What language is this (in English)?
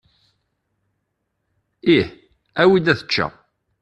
Kabyle